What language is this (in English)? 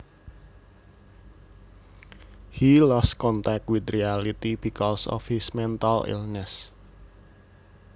Javanese